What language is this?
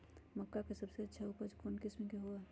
Magahi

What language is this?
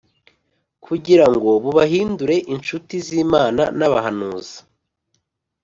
Kinyarwanda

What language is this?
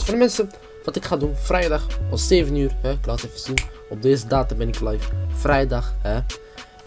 Dutch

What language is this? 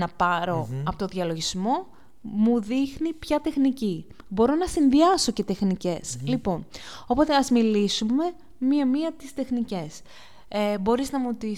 Greek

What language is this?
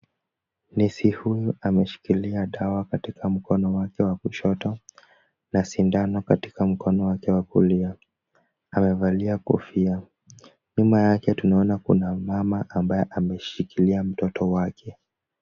Swahili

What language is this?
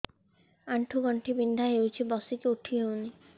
Odia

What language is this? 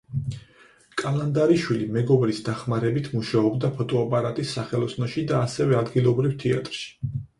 Georgian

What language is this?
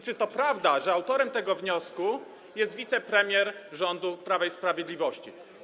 Polish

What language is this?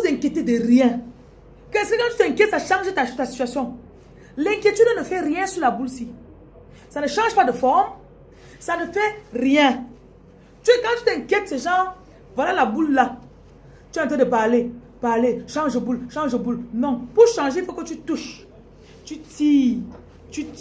French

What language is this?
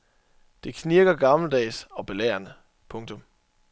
Danish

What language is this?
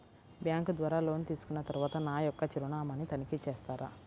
Telugu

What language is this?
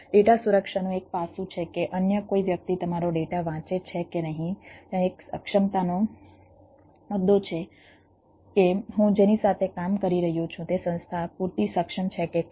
Gujarati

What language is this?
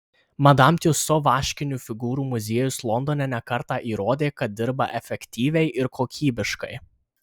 Lithuanian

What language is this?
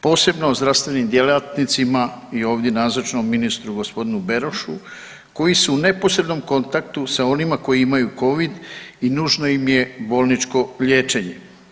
Croatian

